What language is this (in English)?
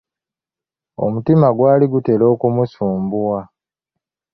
Ganda